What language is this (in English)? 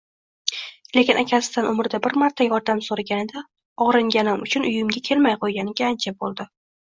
Uzbek